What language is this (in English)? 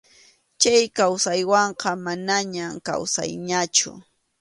Arequipa-La Unión Quechua